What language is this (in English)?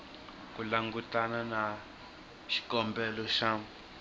Tsonga